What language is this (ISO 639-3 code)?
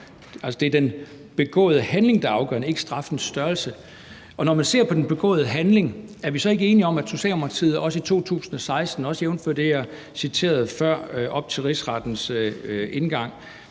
dan